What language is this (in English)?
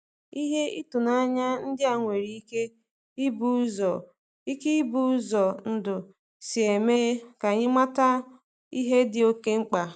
Igbo